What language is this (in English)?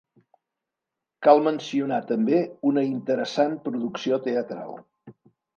Catalan